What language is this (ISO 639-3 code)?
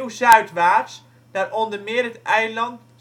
nld